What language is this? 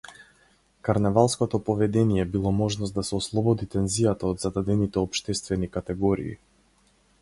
Macedonian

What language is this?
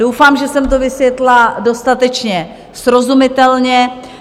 Czech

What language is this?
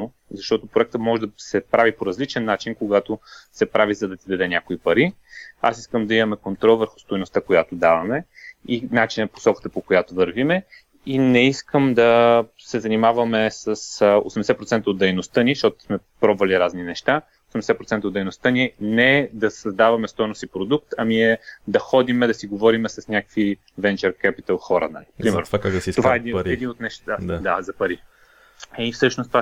Bulgarian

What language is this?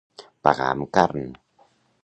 Catalan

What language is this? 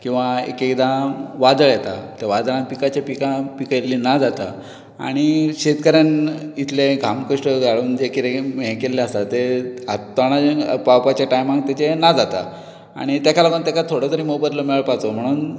Konkani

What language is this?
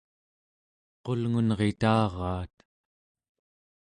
Central Yupik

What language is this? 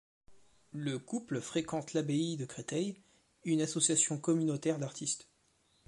French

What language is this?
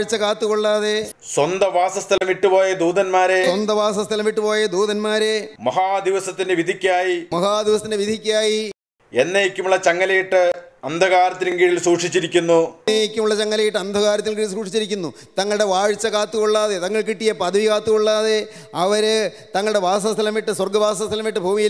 Malayalam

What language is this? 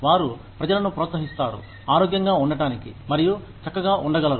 Telugu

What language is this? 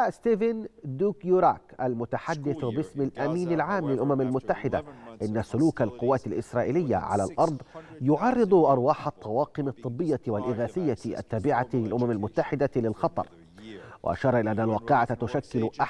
Arabic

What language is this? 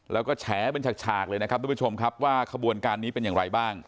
Thai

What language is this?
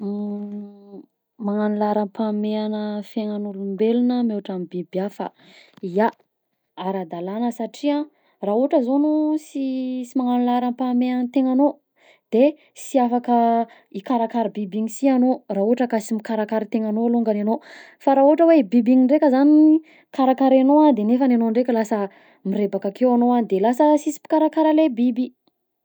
Southern Betsimisaraka Malagasy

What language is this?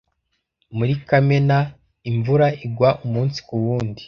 Kinyarwanda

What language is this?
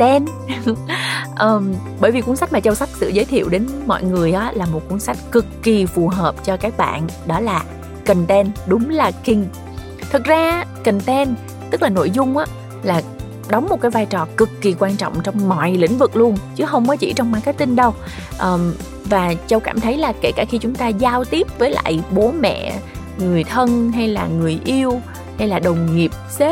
Vietnamese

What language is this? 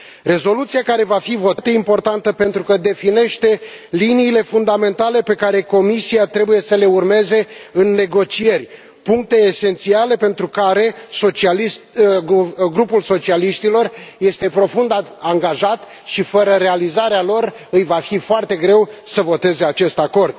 Romanian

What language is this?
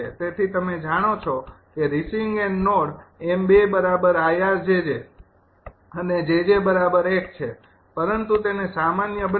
Gujarati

